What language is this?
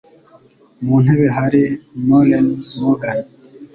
Kinyarwanda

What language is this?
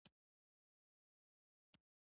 Pashto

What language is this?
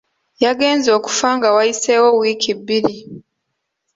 Ganda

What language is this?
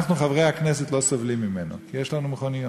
Hebrew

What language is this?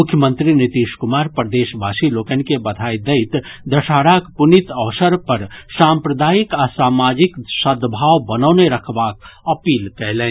Maithili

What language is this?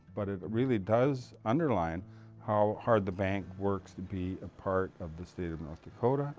English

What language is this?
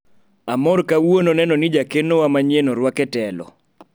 Luo (Kenya and Tanzania)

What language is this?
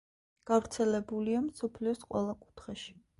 Georgian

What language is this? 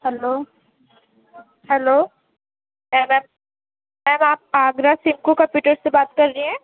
Urdu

